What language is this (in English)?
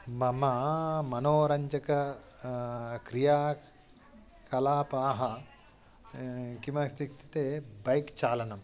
Sanskrit